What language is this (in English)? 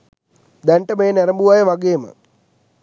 Sinhala